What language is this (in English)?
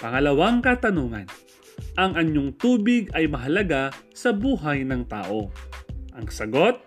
Filipino